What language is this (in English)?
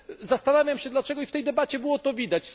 Polish